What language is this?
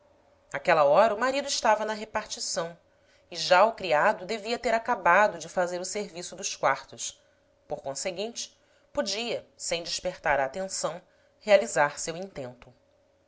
Portuguese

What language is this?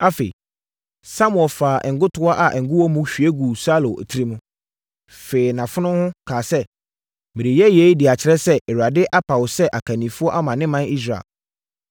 Akan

